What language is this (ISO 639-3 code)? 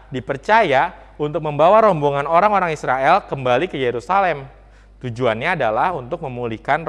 ind